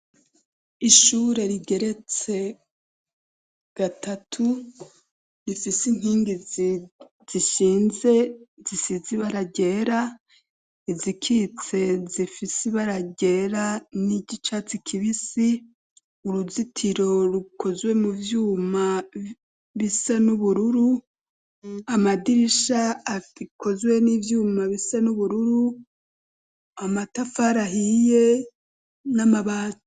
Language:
Rundi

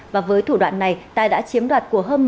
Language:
Vietnamese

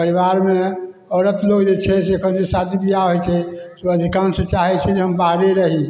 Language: Maithili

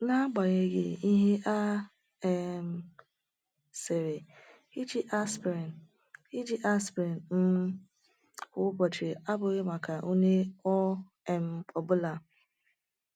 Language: Igbo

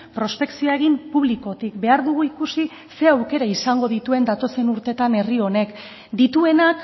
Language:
Basque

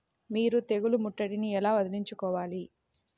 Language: Telugu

